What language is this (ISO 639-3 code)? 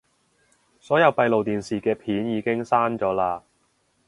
yue